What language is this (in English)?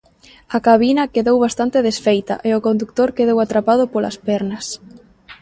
Galician